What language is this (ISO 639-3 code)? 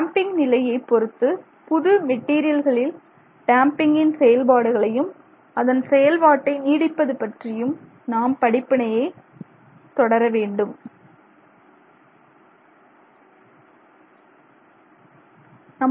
tam